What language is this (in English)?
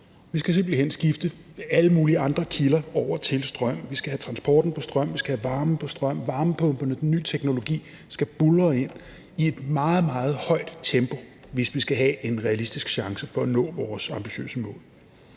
Danish